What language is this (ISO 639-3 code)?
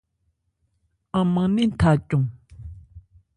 ebr